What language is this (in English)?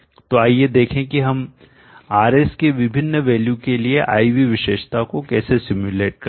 Hindi